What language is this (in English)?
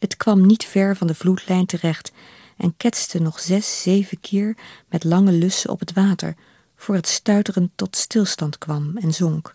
Dutch